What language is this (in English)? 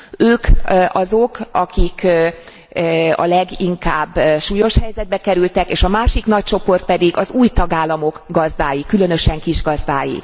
Hungarian